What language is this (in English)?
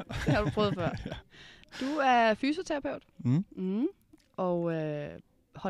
Danish